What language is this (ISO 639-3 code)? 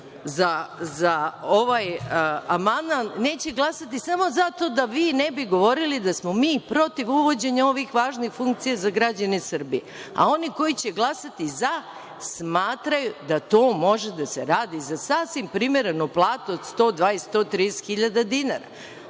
srp